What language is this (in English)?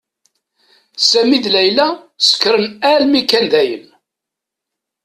Kabyle